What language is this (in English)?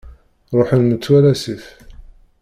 Kabyle